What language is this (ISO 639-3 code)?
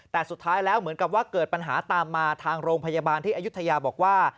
tha